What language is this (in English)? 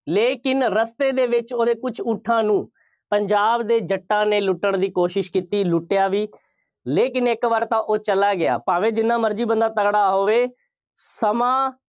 Punjabi